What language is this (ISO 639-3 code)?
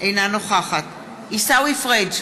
heb